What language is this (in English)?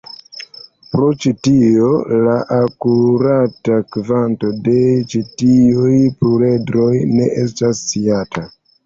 Esperanto